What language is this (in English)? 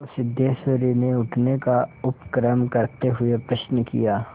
Hindi